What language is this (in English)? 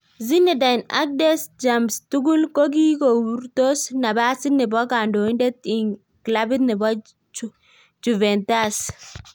Kalenjin